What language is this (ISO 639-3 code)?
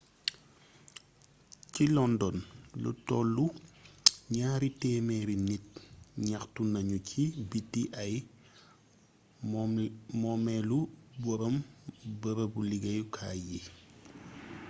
wol